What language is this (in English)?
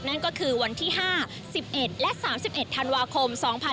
Thai